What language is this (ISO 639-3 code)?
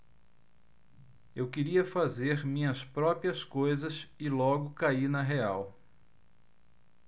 por